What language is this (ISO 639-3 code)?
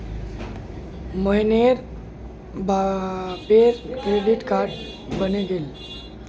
mag